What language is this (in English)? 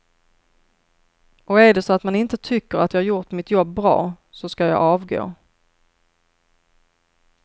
Swedish